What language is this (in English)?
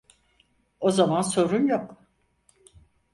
Turkish